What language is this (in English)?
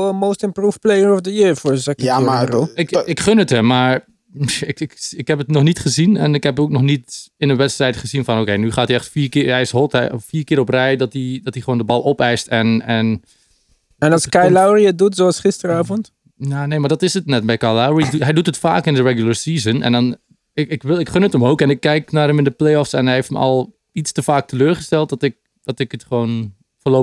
Dutch